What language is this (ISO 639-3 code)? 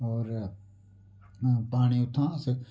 doi